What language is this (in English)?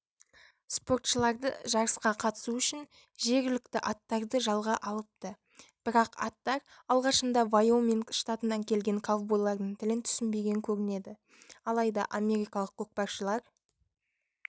Kazakh